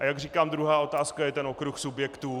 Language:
Czech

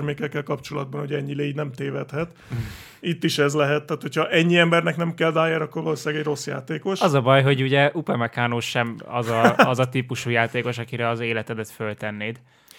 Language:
Hungarian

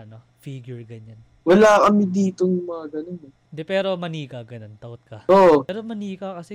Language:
Filipino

